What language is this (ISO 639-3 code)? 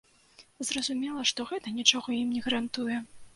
bel